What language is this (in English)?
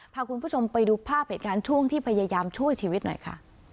Thai